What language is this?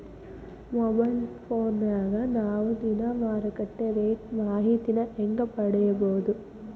Kannada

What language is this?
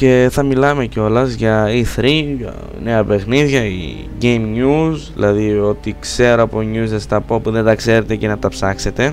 Greek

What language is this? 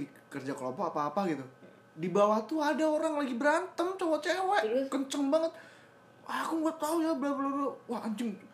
Indonesian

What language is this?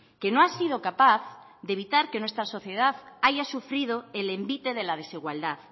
Spanish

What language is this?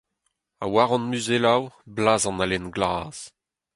Breton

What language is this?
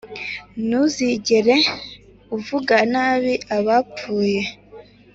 Kinyarwanda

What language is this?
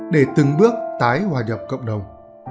Vietnamese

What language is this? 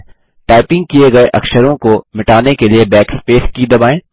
Hindi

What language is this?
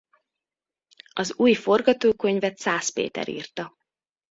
Hungarian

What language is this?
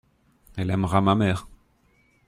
French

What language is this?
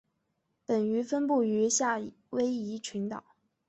Chinese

